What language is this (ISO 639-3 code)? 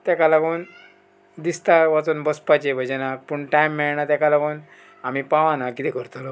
kok